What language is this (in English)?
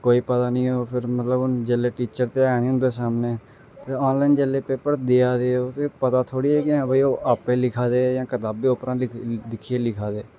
Dogri